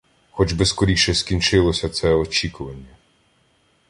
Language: Ukrainian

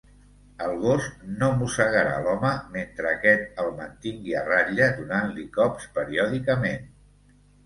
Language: Catalan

